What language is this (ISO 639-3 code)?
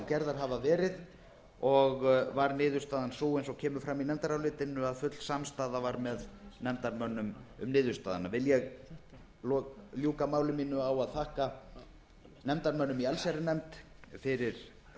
isl